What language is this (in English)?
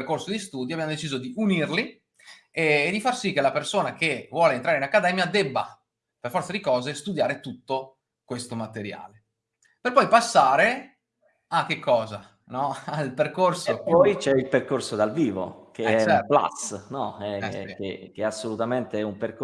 Italian